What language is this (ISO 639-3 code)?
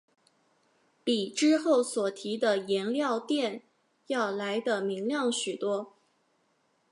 zho